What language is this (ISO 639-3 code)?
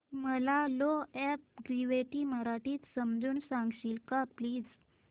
mar